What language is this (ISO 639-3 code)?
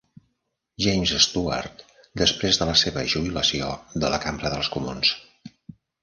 cat